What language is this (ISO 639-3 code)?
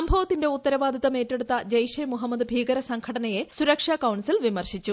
mal